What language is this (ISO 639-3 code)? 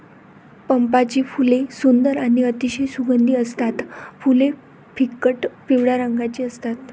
mar